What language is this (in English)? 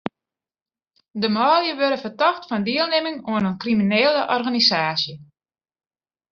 Western Frisian